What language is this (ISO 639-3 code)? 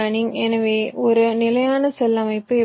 tam